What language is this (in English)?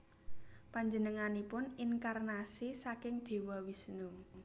Javanese